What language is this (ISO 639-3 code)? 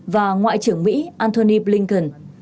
vie